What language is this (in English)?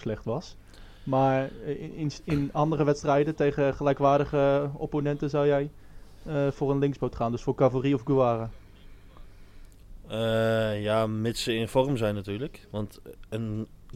Dutch